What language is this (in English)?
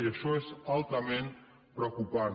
Catalan